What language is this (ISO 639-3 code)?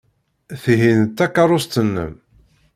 kab